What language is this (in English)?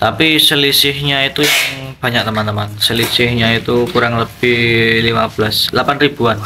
Indonesian